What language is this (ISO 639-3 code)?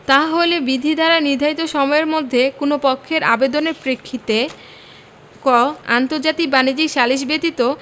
ben